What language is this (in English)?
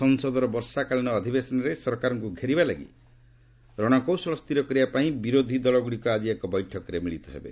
Odia